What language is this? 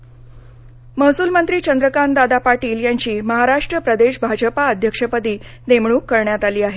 Marathi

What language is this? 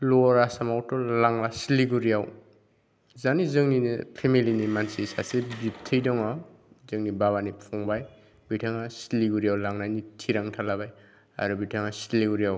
Bodo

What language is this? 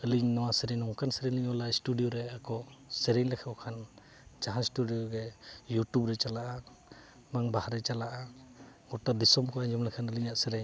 Santali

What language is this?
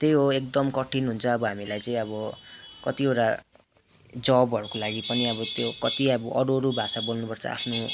Nepali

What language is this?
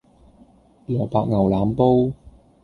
Cantonese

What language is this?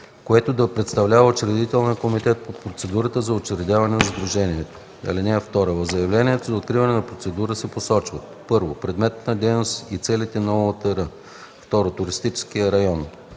Bulgarian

